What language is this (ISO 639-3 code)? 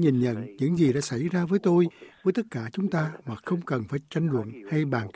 vie